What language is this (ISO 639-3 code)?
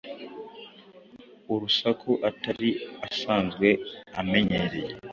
kin